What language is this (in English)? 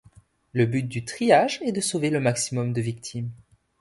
French